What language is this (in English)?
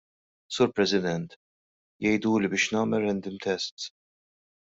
Maltese